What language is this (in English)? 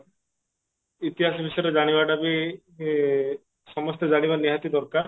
Odia